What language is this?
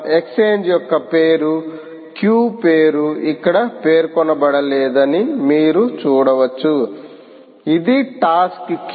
Telugu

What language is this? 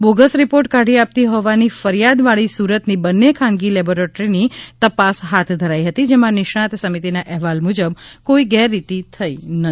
Gujarati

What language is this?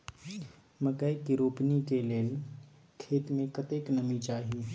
Maithili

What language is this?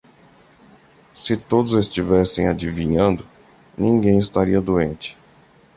Portuguese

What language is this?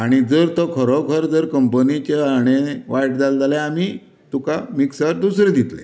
Konkani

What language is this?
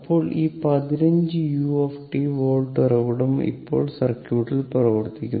Malayalam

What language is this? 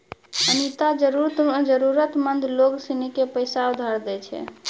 Maithili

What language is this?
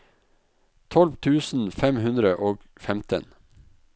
Norwegian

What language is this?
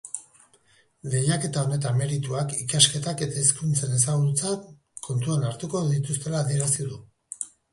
Basque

